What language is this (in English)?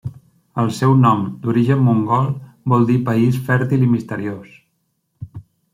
Catalan